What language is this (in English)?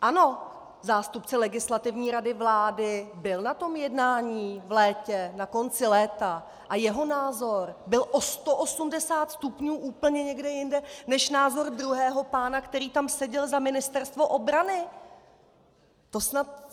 Czech